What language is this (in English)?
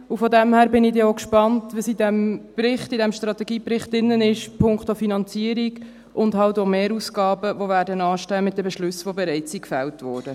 Swiss German